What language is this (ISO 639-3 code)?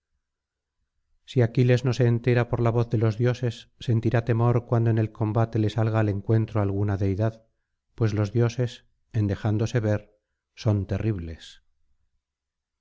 spa